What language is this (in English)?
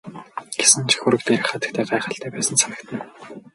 Mongolian